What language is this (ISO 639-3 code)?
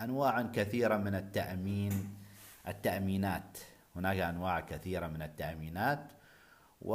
ara